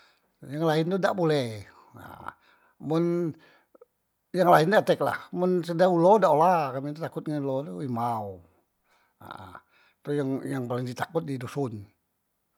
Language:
Musi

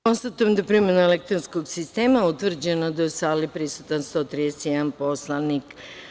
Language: Serbian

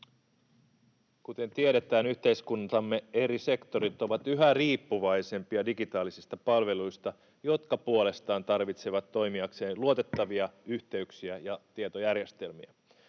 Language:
Finnish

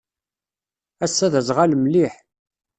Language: Kabyle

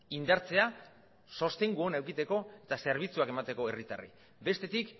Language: Basque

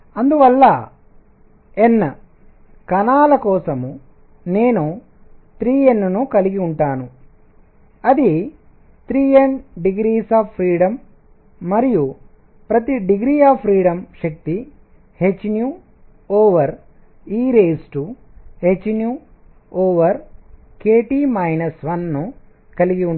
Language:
Telugu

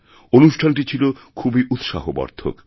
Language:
Bangla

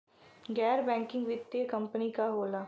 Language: Bhojpuri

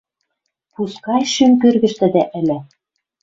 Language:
Western Mari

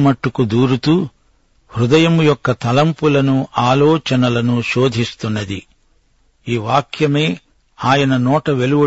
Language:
Telugu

